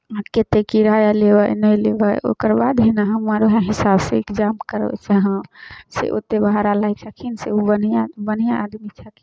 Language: Maithili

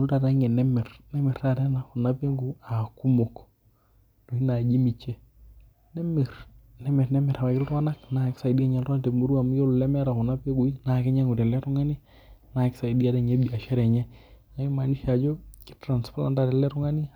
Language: Masai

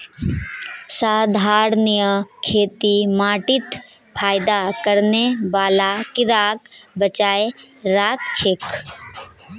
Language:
Magahi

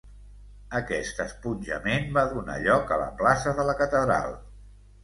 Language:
Catalan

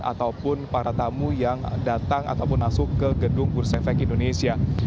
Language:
Indonesian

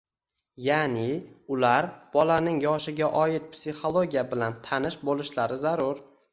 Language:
Uzbek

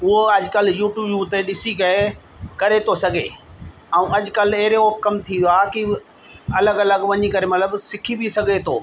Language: Sindhi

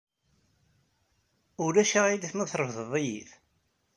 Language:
Kabyle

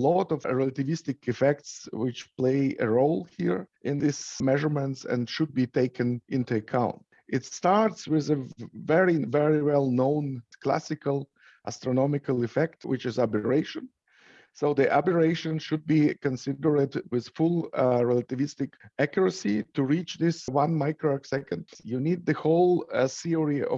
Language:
English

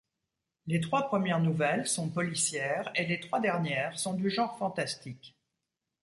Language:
French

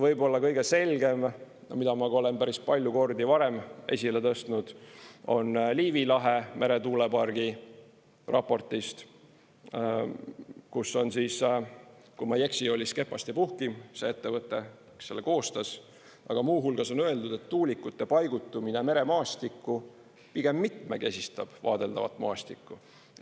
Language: Estonian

